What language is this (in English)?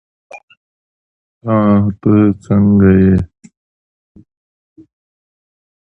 English